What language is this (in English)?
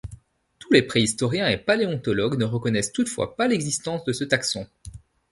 French